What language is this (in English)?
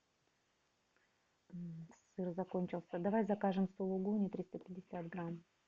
Russian